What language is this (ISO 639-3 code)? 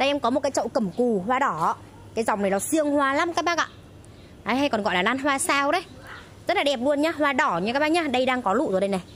vie